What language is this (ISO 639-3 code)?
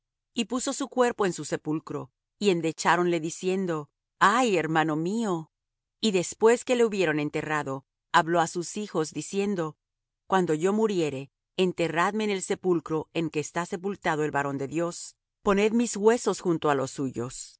spa